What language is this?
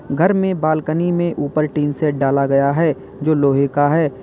Hindi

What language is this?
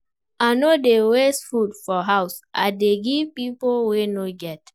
Nigerian Pidgin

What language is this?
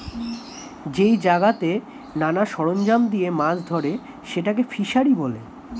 Bangla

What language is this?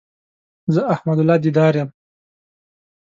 Pashto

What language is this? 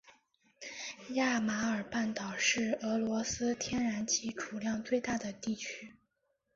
Chinese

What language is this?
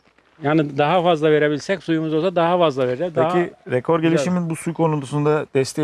Turkish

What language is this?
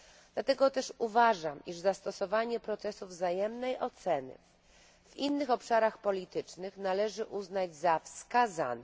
Polish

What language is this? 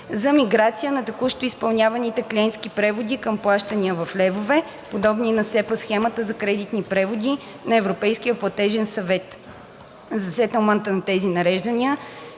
Bulgarian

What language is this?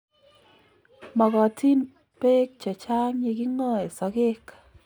Kalenjin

